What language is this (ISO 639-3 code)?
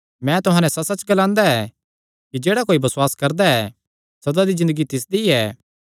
xnr